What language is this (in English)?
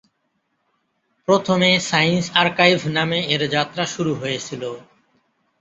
Bangla